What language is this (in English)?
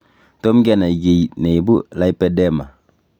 Kalenjin